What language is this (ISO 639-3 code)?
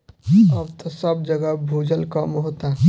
bho